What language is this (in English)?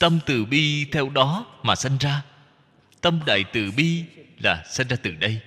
Vietnamese